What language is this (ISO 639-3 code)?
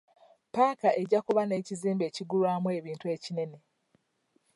lug